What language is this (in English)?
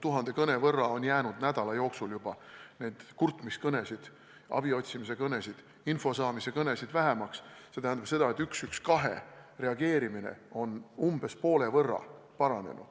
Estonian